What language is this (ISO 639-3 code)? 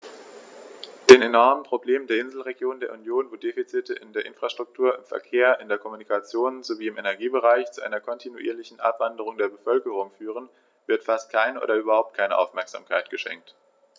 deu